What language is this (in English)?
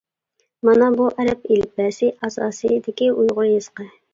Uyghur